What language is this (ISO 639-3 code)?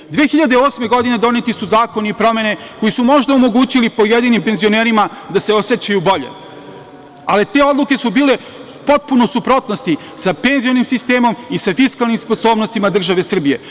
srp